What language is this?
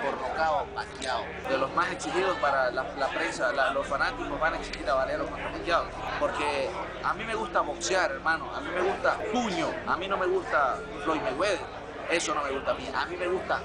Arabic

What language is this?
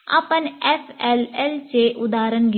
Marathi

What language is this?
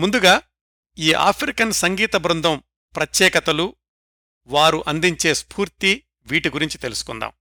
Telugu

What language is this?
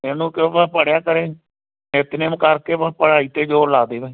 Punjabi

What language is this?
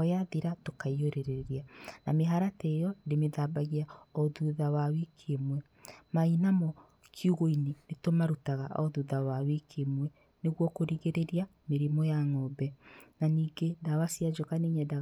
Kikuyu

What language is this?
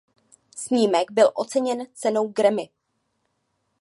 Czech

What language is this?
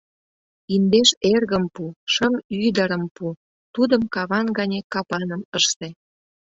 Mari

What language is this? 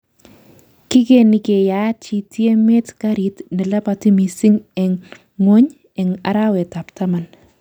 Kalenjin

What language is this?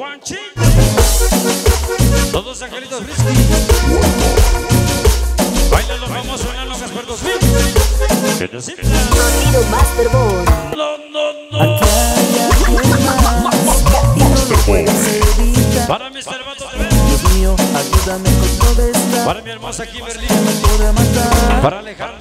Spanish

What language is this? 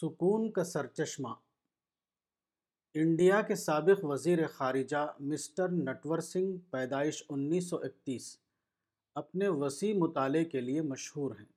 Urdu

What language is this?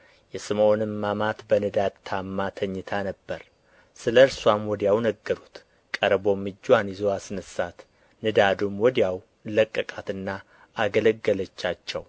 Amharic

